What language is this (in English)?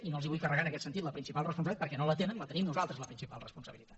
Catalan